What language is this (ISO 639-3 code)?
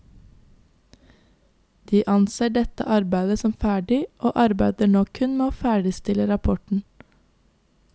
nor